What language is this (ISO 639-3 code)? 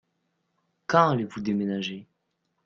fra